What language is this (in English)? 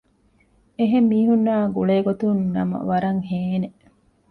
Divehi